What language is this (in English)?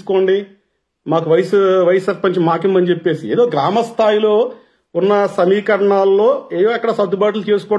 Telugu